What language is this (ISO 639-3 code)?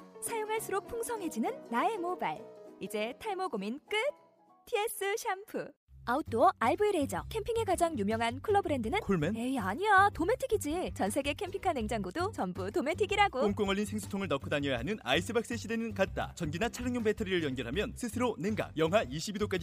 kor